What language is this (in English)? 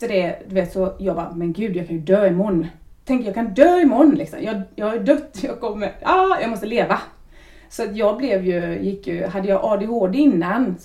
Swedish